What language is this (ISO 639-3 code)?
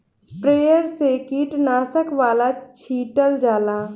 bho